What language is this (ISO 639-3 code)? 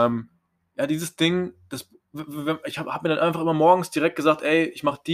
deu